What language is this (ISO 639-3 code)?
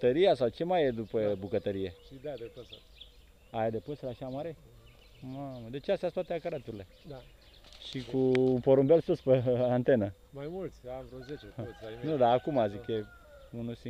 ron